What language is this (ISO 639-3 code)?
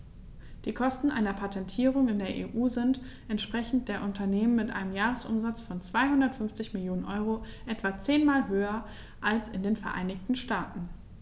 deu